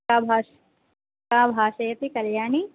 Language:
Sanskrit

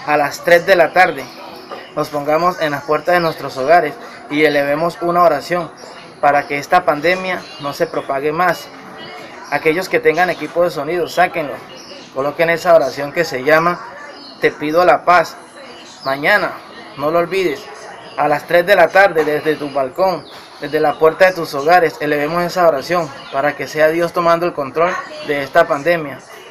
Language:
Spanish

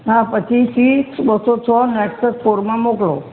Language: Gujarati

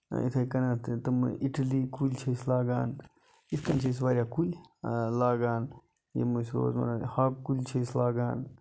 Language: Kashmiri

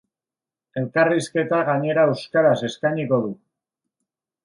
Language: Basque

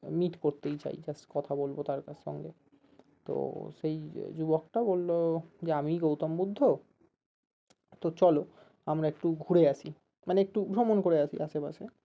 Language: Bangla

